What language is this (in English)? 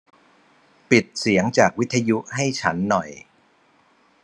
Thai